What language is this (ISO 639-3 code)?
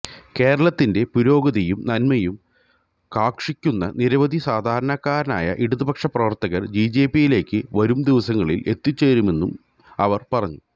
mal